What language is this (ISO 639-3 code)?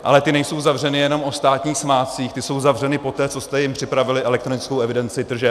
ces